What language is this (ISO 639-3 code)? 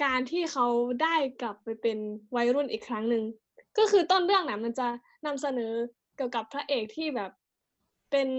tha